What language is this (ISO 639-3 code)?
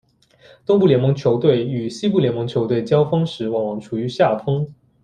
zho